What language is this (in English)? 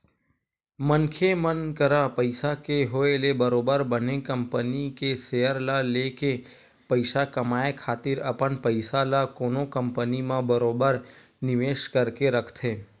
Chhattisgarhi